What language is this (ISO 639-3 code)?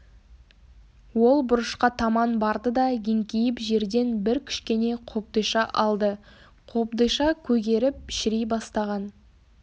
kaz